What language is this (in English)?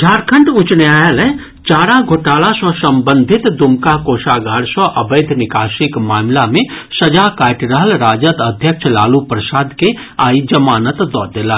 Maithili